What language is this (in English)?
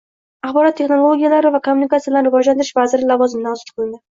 Uzbek